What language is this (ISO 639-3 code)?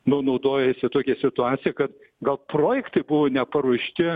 lit